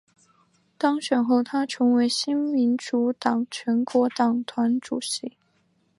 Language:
Chinese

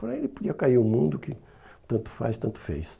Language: Portuguese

